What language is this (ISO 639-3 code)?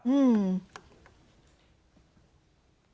tha